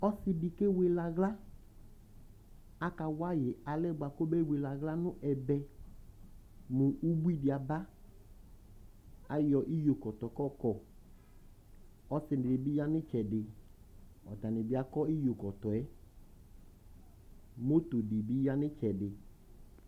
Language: Ikposo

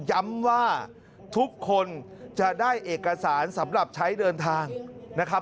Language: Thai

